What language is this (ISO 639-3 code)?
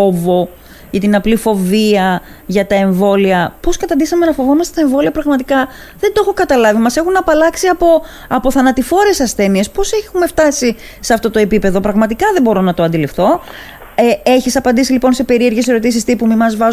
ell